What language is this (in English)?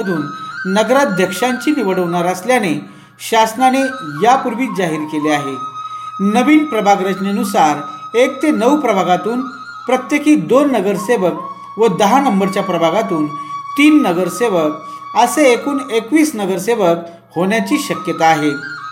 Marathi